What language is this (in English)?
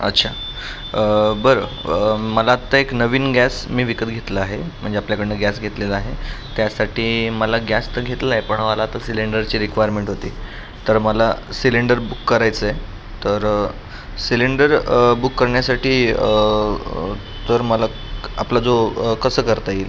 Marathi